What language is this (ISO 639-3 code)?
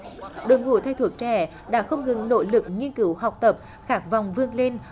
vie